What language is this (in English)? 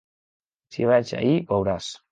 Catalan